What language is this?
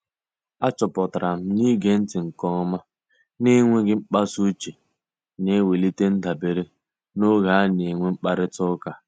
Igbo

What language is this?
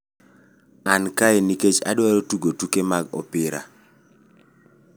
Luo (Kenya and Tanzania)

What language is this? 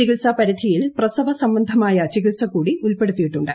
Malayalam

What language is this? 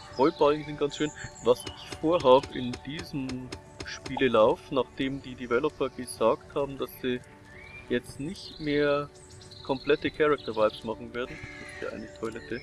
German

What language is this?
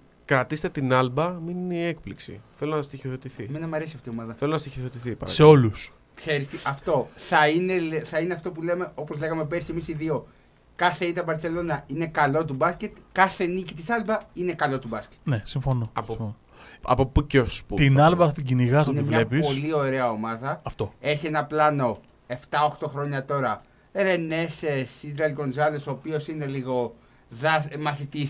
Greek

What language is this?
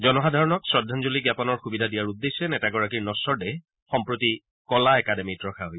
Assamese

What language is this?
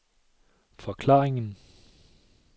Danish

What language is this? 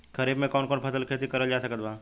Bhojpuri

